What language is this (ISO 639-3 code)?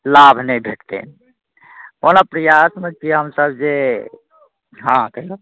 mai